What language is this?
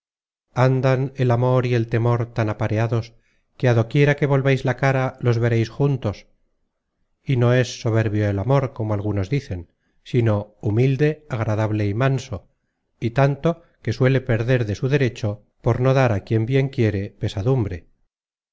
Spanish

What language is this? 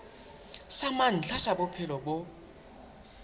Southern Sotho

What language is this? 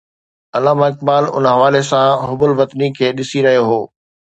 Sindhi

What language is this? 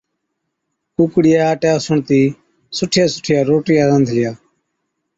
Od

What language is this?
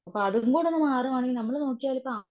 Malayalam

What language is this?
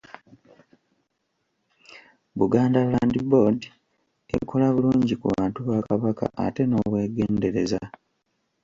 Ganda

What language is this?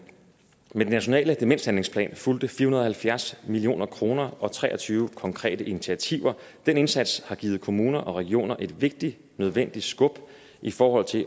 Danish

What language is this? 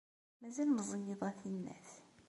Kabyle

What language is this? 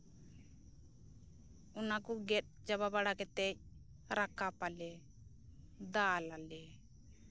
Santali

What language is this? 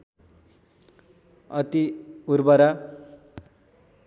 Nepali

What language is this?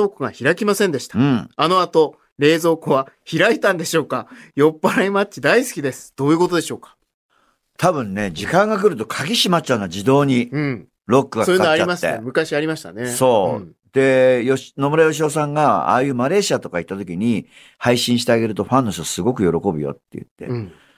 Japanese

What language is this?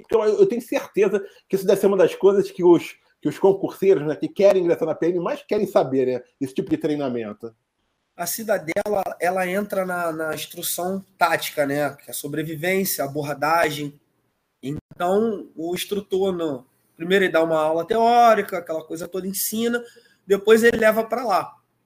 Portuguese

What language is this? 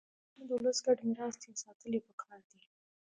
Pashto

